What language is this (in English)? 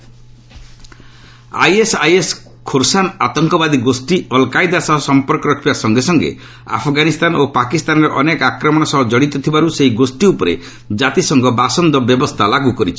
Odia